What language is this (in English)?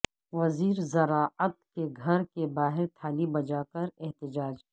Urdu